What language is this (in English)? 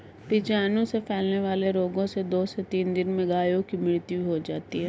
Hindi